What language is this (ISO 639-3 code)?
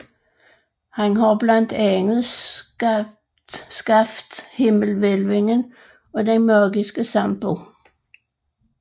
dan